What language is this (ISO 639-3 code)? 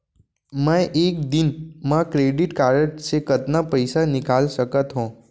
hne